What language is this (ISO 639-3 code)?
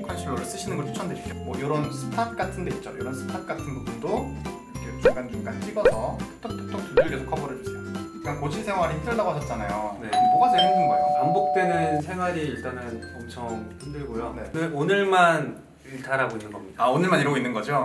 kor